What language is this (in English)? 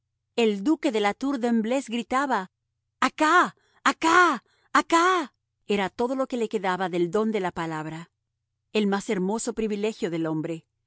Spanish